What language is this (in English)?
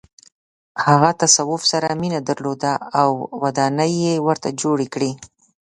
Pashto